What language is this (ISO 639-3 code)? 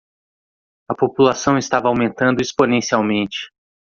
por